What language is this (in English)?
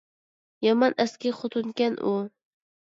Uyghur